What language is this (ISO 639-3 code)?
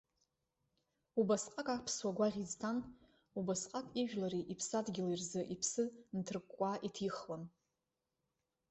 abk